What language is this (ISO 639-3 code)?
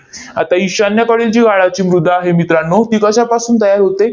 mar